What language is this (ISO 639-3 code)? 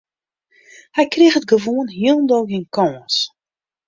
fry